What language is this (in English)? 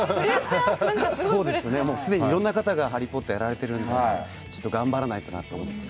Japanese